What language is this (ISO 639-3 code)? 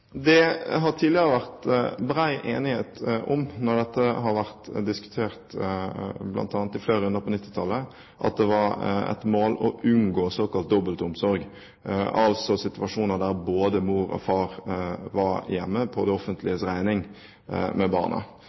nob